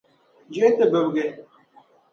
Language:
Dagbani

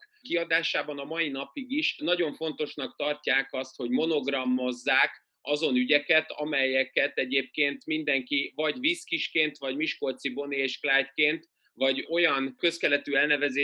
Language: Hungarian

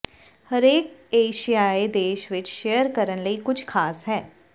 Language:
Punjabi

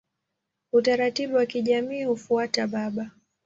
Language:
Swahili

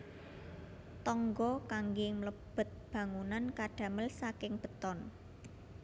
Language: Javanese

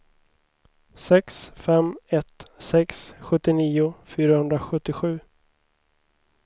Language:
Swedish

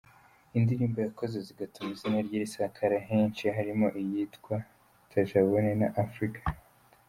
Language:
Kinyarwanda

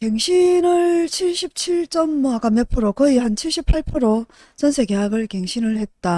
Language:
Korean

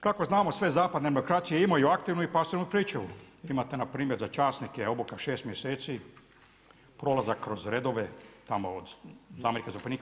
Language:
Croatian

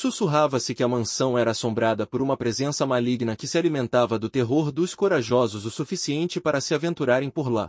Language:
Portuguese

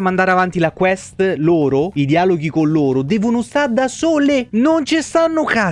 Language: Italian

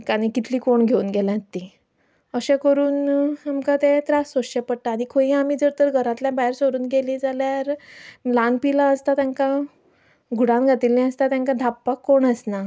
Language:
Konkani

